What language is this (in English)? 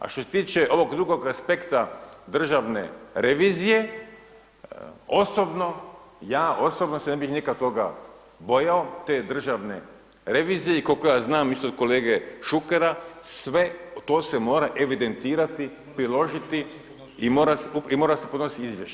Croatian